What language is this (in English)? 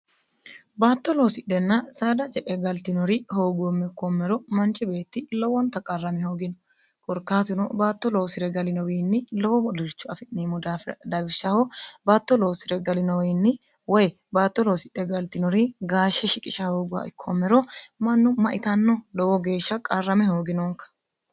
Sidamo